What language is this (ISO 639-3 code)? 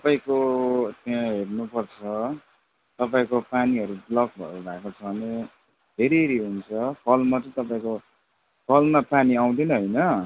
nep